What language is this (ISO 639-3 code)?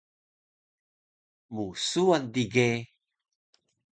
trv